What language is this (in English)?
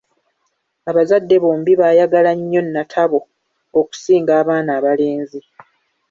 Ganda